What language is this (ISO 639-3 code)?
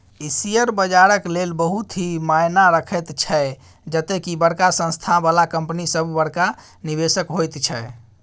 mai